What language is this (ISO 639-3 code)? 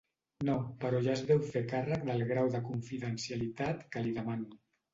cat